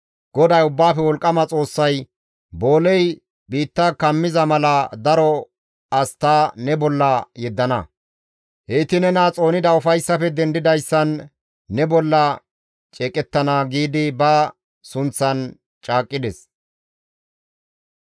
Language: Gamo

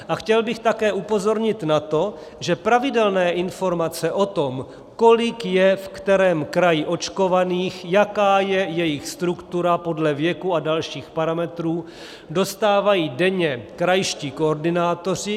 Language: Czech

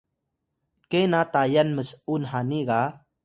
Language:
Atayal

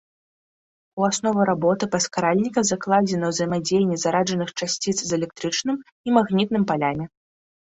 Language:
Belarusian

